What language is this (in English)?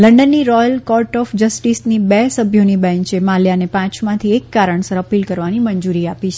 Gujarati